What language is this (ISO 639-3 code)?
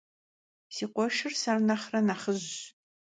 kbd